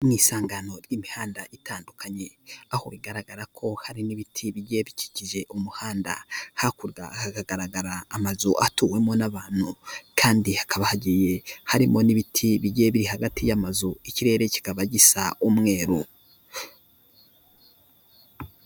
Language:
Kinyarwanda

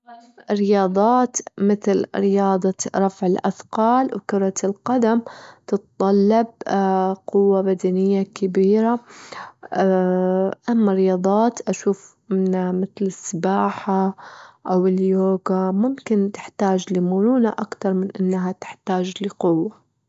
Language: Gulf Arabic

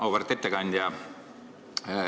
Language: Estonian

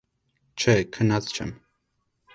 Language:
Armenian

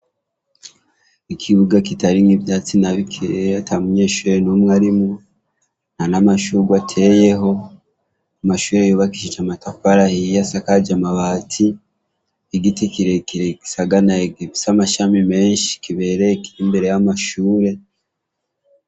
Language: Rundi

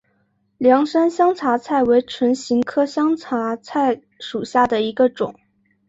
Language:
Chinese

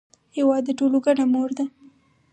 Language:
Pashto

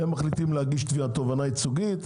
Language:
Hebrew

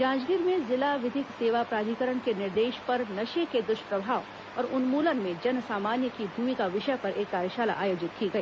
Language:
Hindi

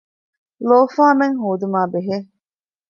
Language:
Divehi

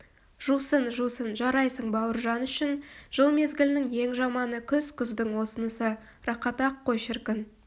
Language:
Kazakh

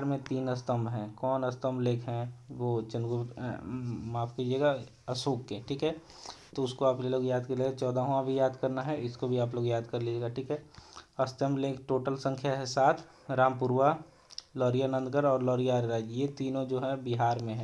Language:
Hindi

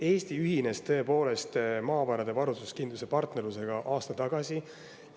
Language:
Estonian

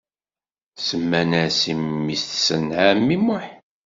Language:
Kabyle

